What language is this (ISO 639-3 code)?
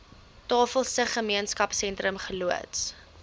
afr